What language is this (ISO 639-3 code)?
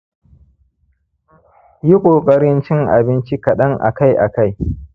hau